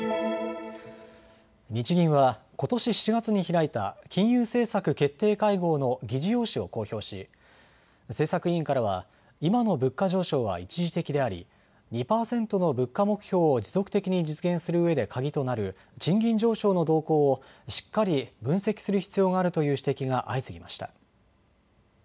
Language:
Japanese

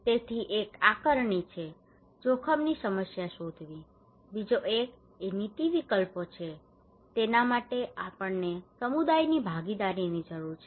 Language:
Gujarati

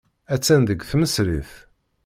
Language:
Kabyle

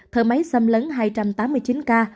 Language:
Vietnamese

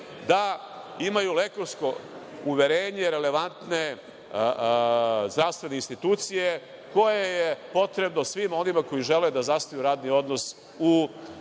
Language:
Serbian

